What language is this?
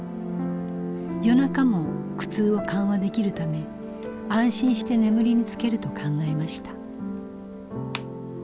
Japanese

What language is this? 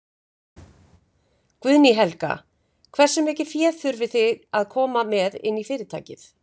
Icelandic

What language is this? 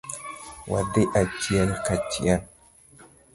Luo (Kenya and Tanzania)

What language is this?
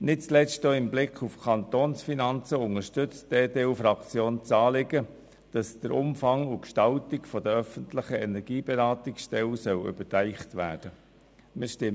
Swiss German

